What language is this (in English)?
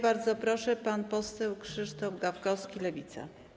Polish